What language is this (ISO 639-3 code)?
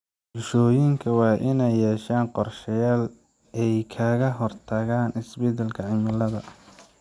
som